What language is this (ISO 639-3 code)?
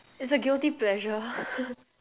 eng